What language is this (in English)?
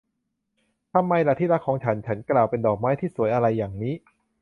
Thai